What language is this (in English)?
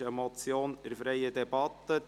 Swiss German